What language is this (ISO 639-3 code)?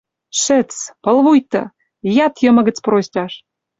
mrj